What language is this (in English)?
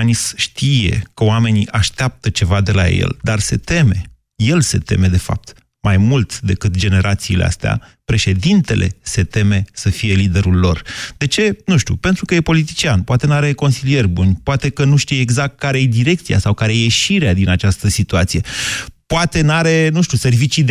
Romanian